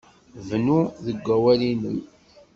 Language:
Kabyle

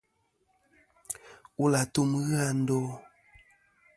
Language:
Kom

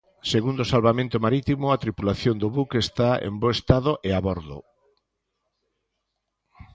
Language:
Galician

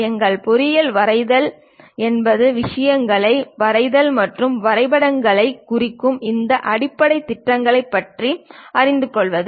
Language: Tamil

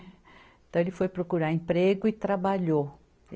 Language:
Portuguese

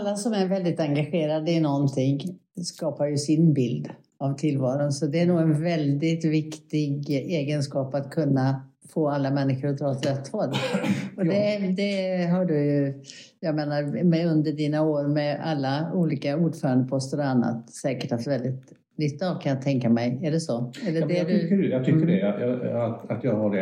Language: Swedish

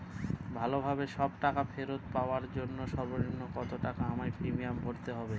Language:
Bangla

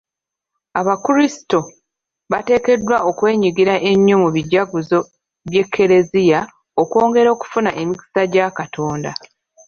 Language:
Ganda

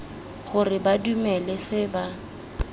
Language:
Tswana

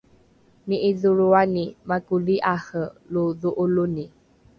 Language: Rukai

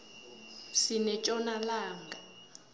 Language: South Ndebele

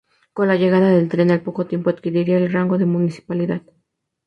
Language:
Spanish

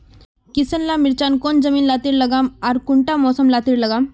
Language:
Magahi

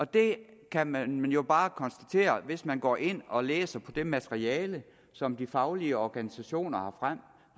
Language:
Danish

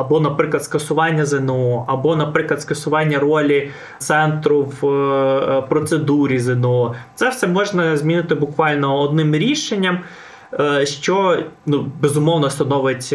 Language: Ukrainian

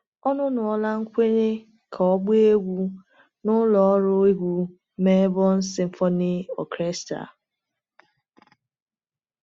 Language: Igbo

